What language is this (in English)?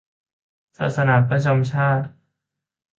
Thai